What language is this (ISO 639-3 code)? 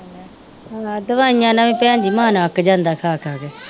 pan